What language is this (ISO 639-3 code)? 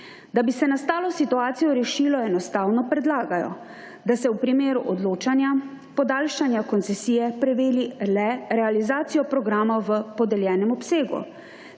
slv